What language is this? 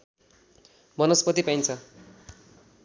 Nepali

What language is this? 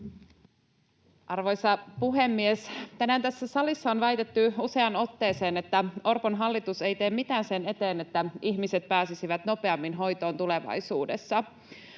Finnish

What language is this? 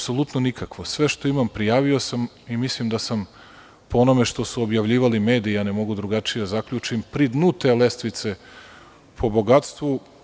Serbian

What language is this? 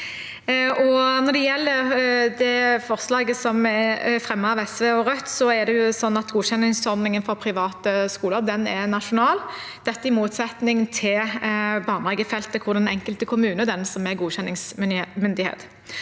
Norwegian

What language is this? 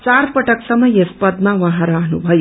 Nepali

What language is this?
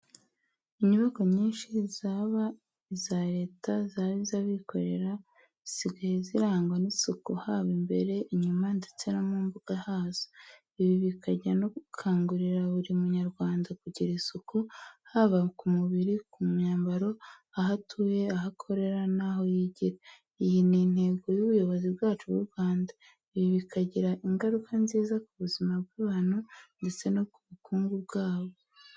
Kinyarwanda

